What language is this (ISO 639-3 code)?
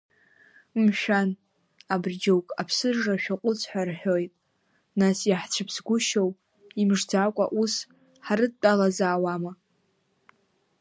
abk